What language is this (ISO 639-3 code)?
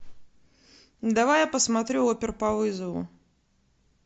rus